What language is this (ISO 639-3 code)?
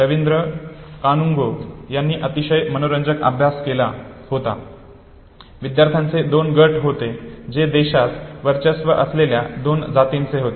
mar